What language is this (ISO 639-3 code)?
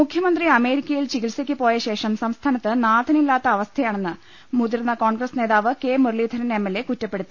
mal